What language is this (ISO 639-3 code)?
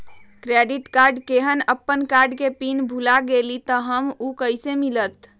mag